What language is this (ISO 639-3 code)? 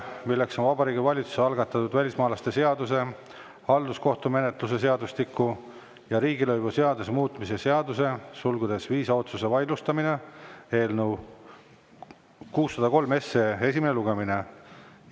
est